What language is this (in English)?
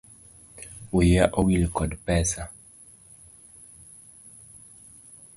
Luo (Kenya and Tanzania)